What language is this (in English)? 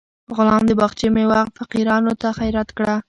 Pashto